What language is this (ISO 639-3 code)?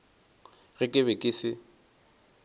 nso